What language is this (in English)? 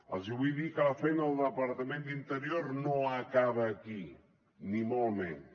Catalan